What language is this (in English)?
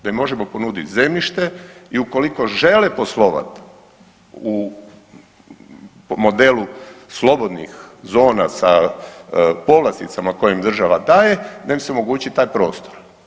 Croatian